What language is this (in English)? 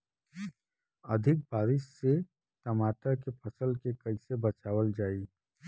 Bhojpuri